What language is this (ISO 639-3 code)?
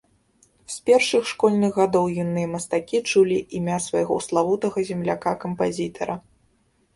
bel